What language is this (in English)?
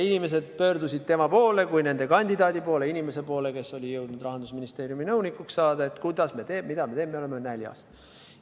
Estonian